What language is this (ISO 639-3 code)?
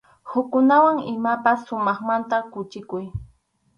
qxu